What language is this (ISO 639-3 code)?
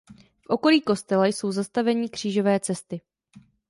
ces